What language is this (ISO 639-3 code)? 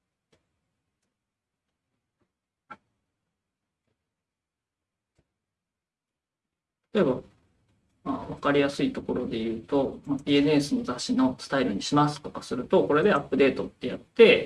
jpn